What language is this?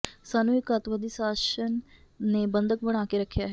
Punjabi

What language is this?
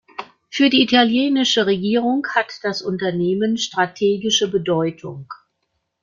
German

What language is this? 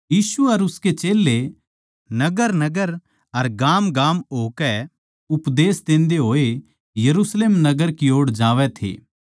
Haryanvi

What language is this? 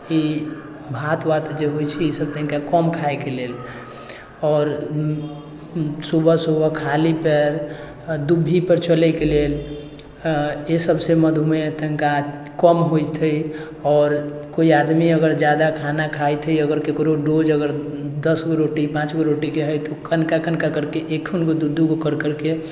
Maithili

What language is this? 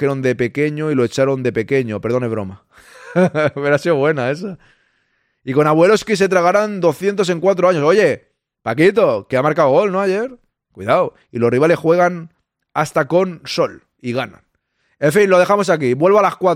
Spanish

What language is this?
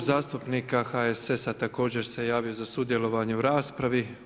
Croatian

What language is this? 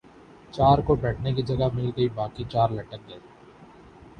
Urdu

